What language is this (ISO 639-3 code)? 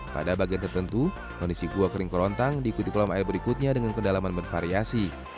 ind